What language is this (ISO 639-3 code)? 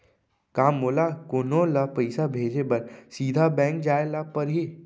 hne